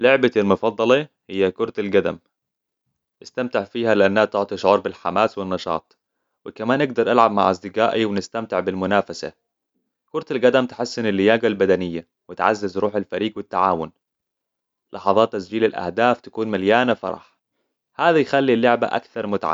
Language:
Hijazi Arabic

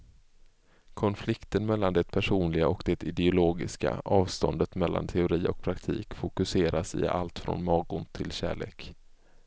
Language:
Swedish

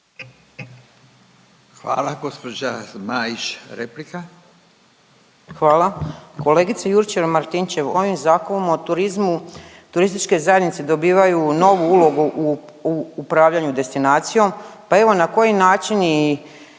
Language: Croatian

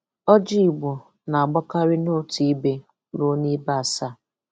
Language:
Igbo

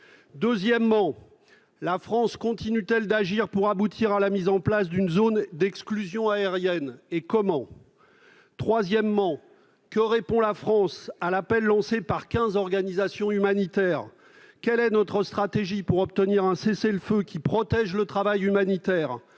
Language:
French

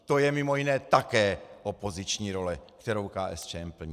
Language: Czech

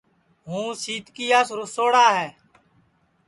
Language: Sansi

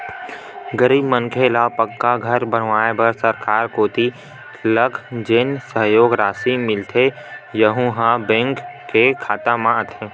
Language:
Chhattisgarhi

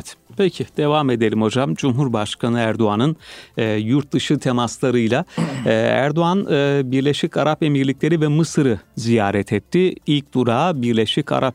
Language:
Turkish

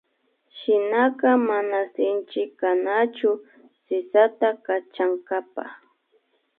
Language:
Imbabura Highland Quichua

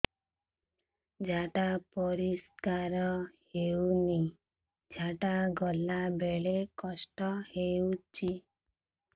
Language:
Odia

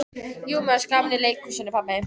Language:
Icelandic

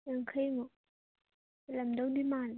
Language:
Manipuri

